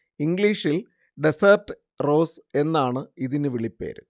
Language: Malayalam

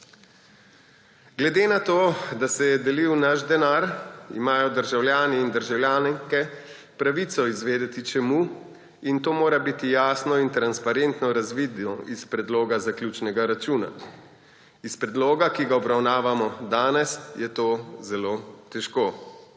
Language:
Slovenian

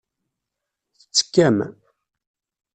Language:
Kabyle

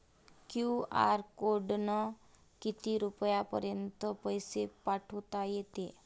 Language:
Marathi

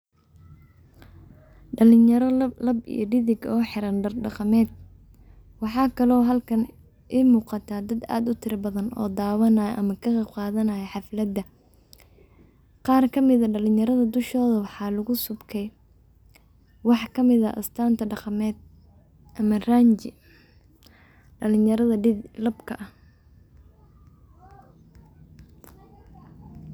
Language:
Somali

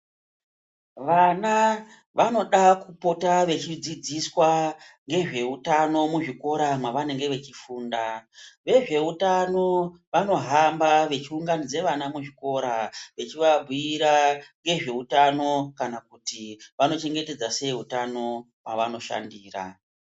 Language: Ndau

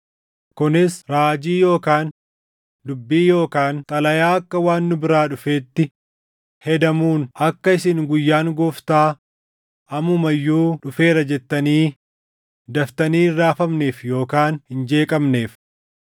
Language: Oromo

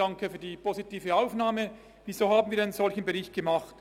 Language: Swiss German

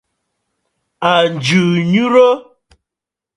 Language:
Bafut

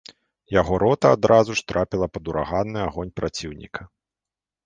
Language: Belarusian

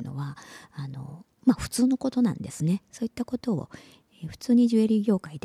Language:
Japanese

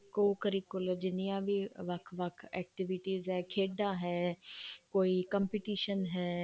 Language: Punjabi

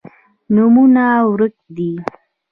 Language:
Pashto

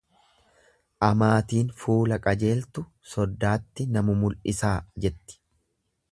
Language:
Oromo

